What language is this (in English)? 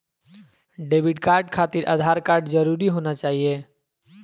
Magahi